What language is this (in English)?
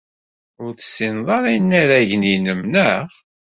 Kabyle